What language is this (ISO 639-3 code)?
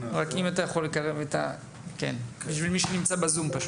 heb